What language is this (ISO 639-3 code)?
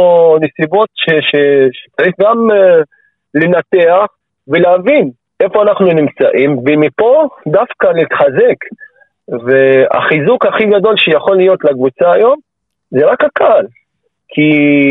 heb